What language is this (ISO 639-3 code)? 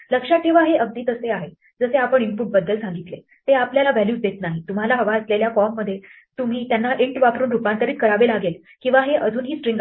mar